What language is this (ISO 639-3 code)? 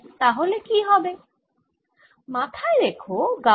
ben